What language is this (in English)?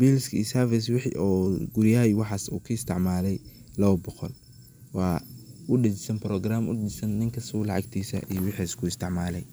Somali